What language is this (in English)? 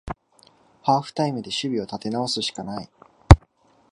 Japanese